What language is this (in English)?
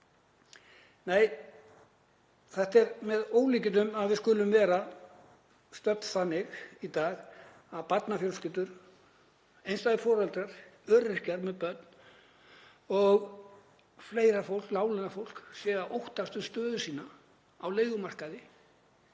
Icelandic